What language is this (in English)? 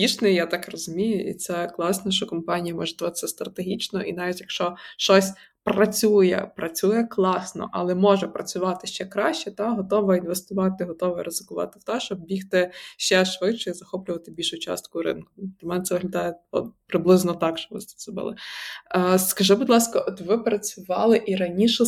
Ukrainian